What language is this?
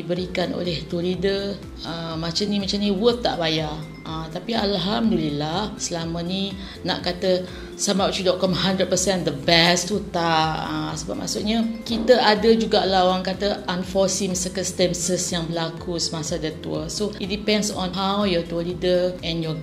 Malay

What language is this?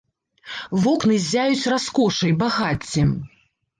Belarusian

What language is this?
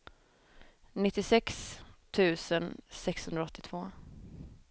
Swedish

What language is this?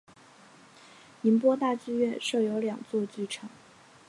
Chinese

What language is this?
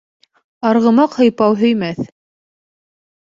Bashkir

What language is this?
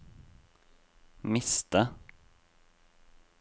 Norwegian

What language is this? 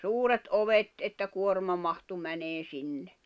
Finnish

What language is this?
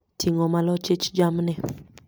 Luo (Kenya and Tanzania)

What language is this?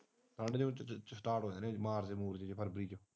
Punjabi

